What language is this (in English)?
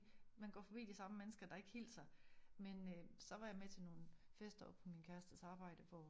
Danish